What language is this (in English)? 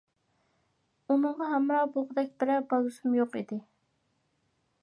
Uyghur